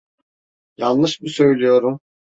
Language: Turkish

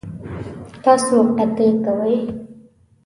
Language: Pashto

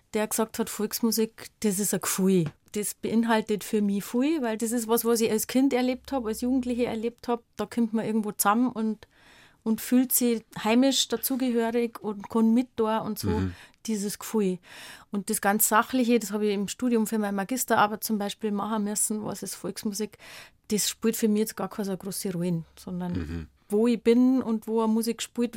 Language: German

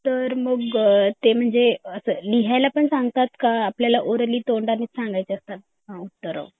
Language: Marathi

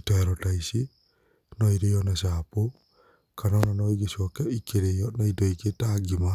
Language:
Kikuyu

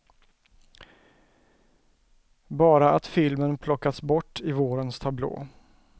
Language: Swedish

